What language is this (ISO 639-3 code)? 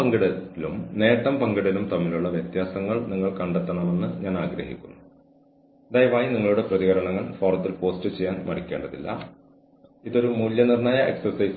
mal